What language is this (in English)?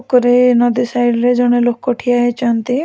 Odia